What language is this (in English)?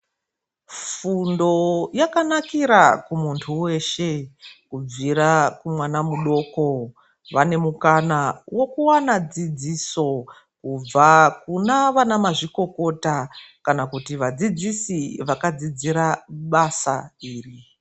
Ndau